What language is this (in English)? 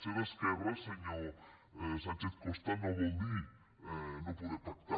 Catalan